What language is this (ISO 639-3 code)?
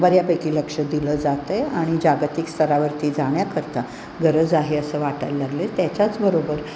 mar